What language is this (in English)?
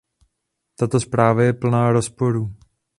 Czech